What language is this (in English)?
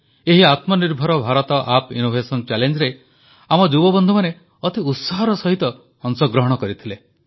Odia